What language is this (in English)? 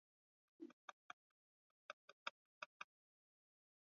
Swahili